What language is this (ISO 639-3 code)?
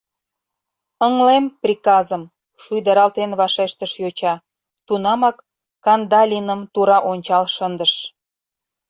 chm